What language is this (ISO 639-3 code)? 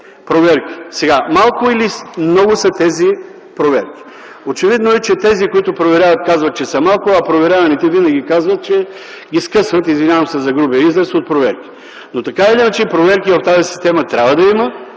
bul